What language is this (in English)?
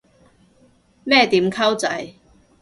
Cantonese